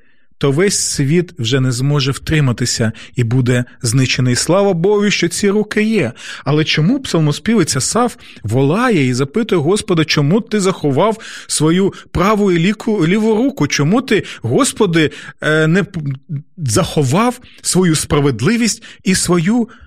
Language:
Ukrainian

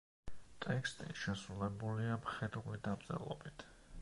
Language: Georgian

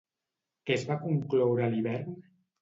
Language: Catalan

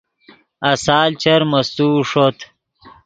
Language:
Yidgha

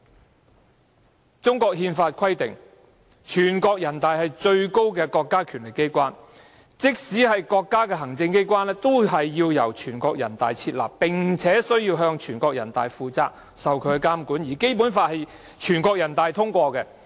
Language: Cantonese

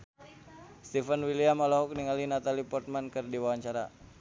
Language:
Sundanese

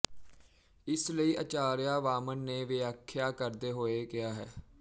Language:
Punjabi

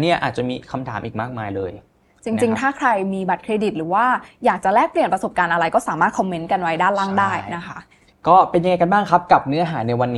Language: Thai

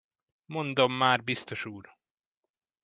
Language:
Hungarian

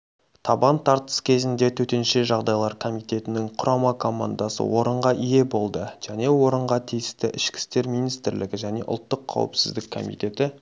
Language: Kazakh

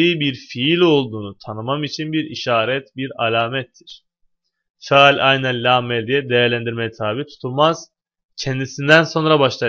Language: Turkish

